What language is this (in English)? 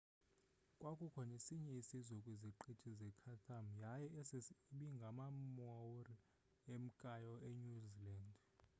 Xhosa